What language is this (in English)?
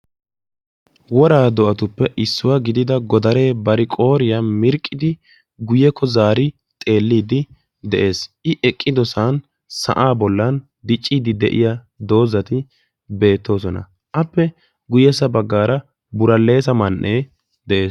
Wolaytta